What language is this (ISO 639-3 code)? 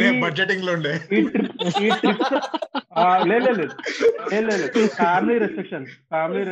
tel